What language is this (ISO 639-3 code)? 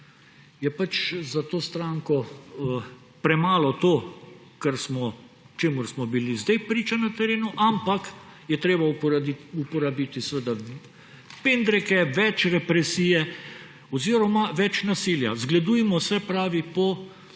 slv